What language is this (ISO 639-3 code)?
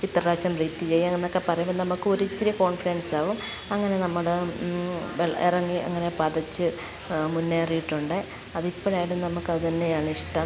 mal